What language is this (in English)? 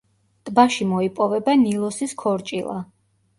Georgian